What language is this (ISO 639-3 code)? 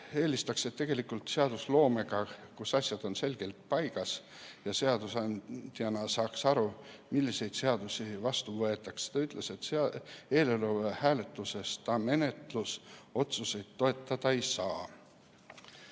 est